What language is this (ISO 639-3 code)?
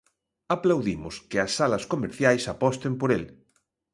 glg